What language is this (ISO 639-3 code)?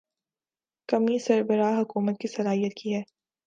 urd